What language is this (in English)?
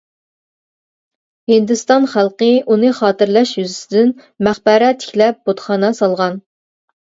Uyghur